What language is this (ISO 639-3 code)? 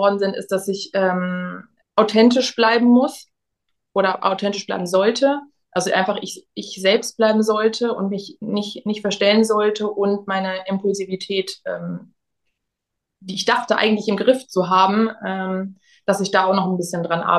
deu